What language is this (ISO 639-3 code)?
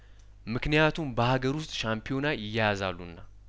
amh